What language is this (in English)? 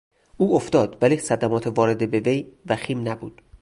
Persian